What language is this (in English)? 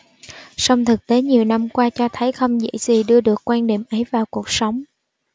Vietnamese